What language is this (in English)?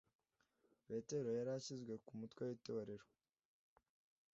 Kinyarwanda